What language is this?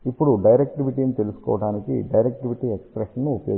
Telugu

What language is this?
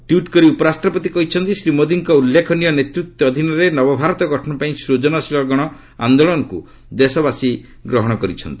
Odia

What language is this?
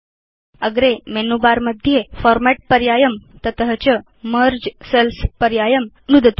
Sanskrit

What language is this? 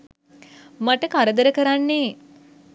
Sinhala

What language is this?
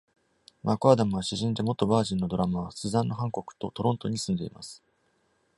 Japanese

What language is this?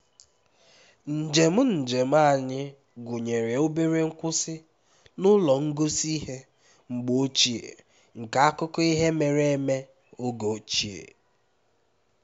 Igbo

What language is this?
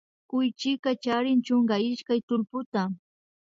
Imbabura Highland Quichua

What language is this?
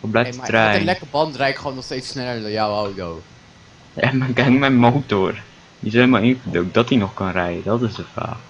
Dutch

